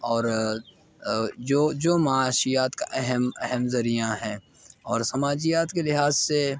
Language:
Urdu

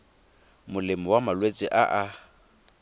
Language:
Tswana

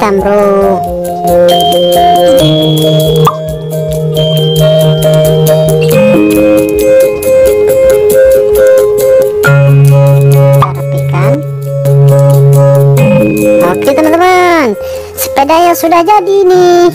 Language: Indonesian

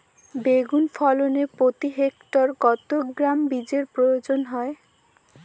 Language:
Bangla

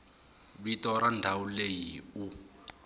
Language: Tsonga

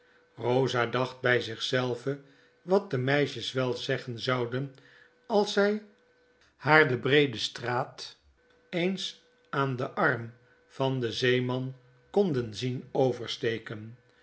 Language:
Dutch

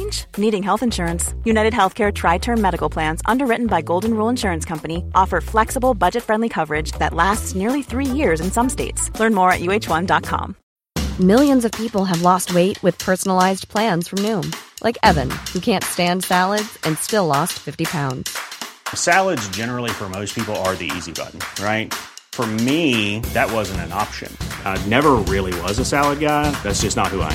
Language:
Swedish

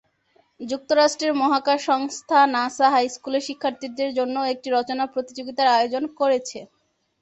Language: Bangla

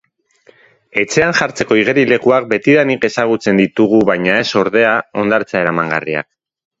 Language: Basque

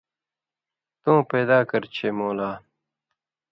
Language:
Indus Kohistani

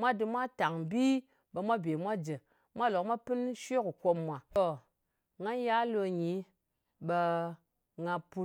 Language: Ngas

